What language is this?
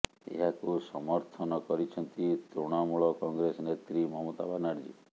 Odia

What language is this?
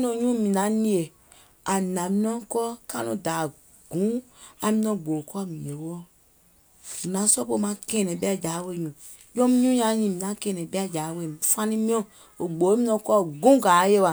Gola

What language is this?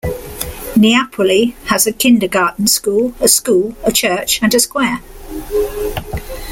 English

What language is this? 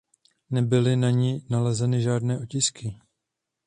Czech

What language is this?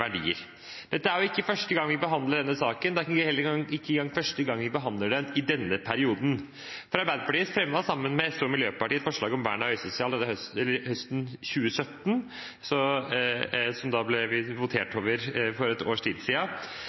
Norwegian Bokmål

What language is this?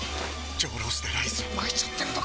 Japanese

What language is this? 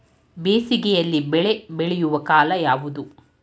Kannada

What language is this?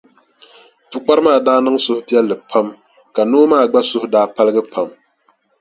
Dagbani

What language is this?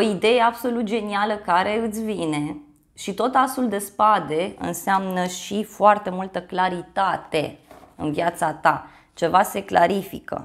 Romanian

